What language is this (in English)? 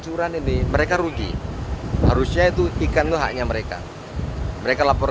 Indonesian